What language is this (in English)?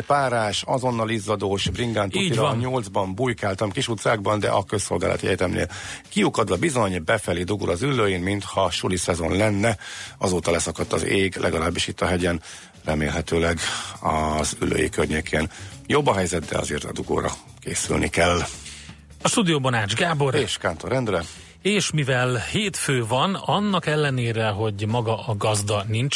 Hungarian